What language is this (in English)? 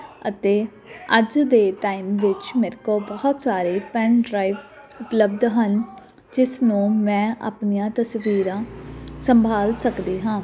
Punjabi